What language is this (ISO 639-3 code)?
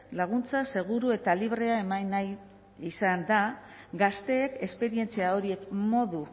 eus